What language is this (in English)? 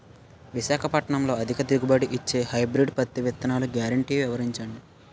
Telugu